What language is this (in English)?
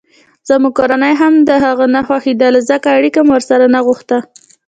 Pashto